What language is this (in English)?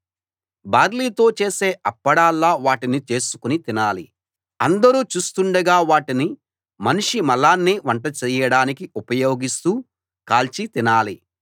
Telugu